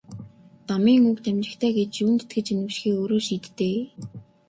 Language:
Mongolian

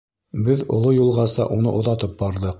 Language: Bashkir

